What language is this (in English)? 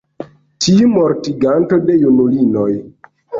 Esperanto